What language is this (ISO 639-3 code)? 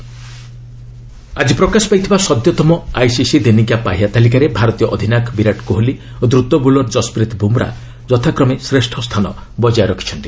ori